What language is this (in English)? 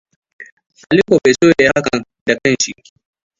Hausa